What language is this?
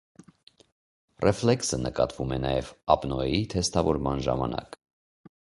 Armenian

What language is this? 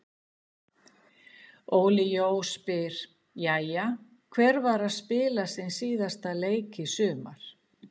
Icelandic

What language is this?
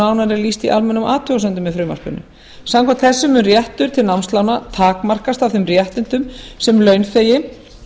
Icelandic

